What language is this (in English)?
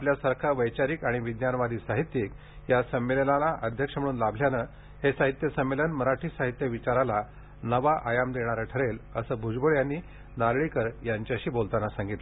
Marathi